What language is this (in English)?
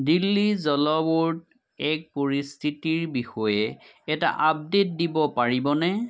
Assamese